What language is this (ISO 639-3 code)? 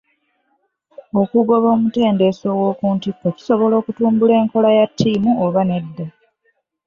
lug